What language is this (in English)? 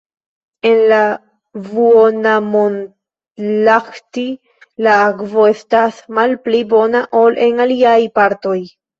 Esperanto